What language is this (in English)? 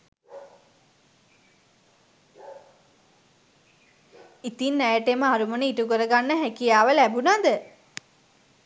Sinhala